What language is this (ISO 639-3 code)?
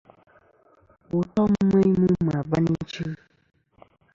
bkm